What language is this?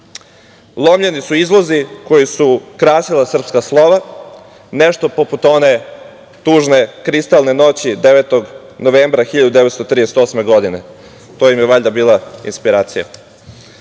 Serbian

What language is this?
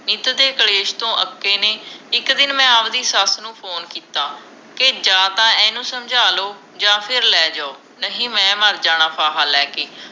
Punjabi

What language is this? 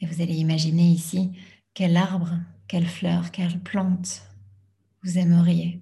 French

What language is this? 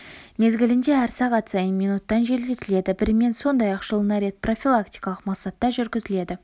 Kazakh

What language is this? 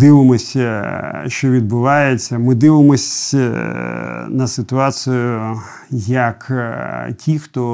Ukrainian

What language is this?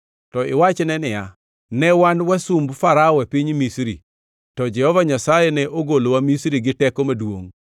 Luo (Kenya and Tanzania)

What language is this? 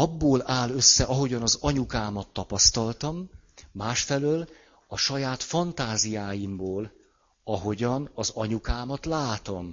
Hungarian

